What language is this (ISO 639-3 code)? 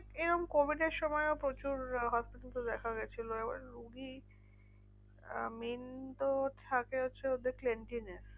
ben